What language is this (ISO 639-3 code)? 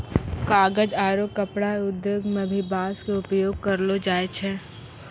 mai